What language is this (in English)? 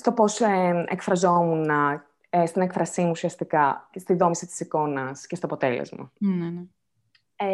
Greek